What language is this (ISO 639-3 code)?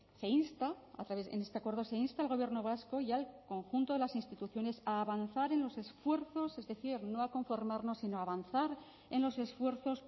spa